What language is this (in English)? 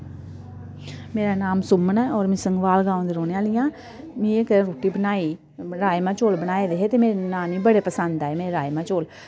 Dogri